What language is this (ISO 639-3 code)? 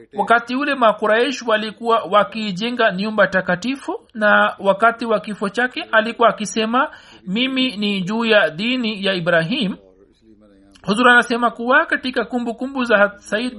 swa